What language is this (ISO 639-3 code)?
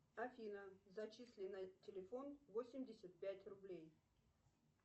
rus